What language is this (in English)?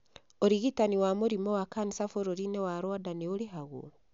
Kikuyu